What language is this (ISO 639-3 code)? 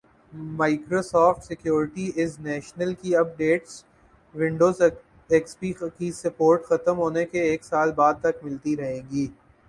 urd